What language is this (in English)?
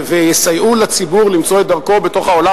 Hebrew